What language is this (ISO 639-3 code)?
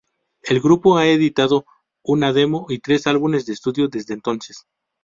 spa